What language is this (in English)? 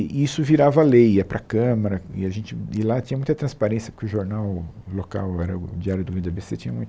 Portuguese